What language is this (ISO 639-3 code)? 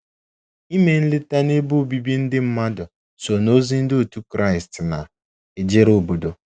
ibo